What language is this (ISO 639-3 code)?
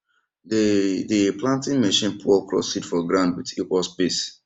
pcm